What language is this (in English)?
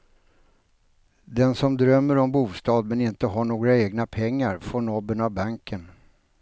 Swedish